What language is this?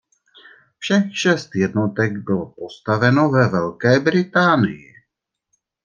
Czech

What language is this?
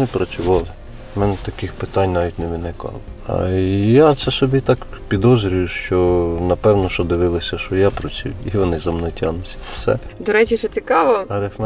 Ukrainian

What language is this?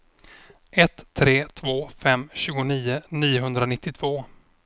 Swedish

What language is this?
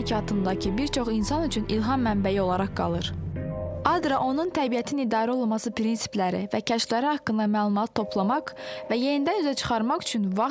Azerbaijani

